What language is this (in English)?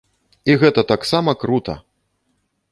Belarusian